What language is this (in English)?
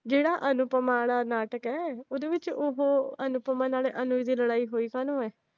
Punjabi